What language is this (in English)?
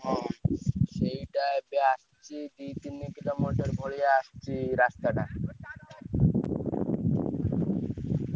Odia